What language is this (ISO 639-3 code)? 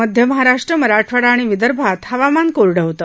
mar